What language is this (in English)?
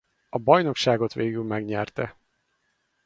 Hungarian